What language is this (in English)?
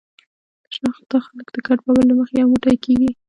Pashto